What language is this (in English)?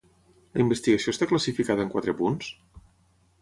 Catalan